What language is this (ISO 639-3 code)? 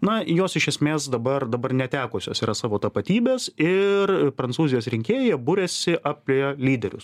lit